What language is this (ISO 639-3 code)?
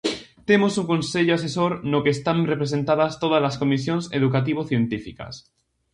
glg